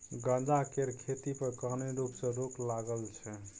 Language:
Maithili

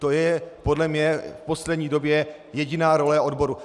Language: Czech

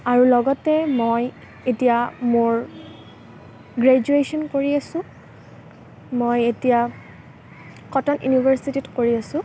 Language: Assamese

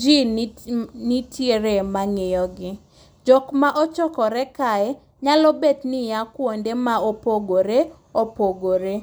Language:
Luo (Kenya and Tanzania)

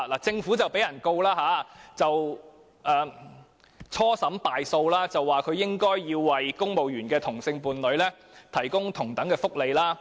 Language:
Cantonese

